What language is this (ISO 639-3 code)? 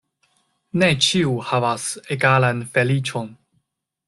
epo